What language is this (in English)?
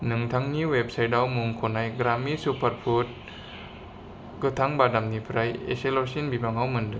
Bodo